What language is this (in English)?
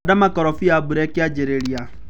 Kikuyu